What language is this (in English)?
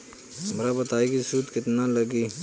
Bhojpuri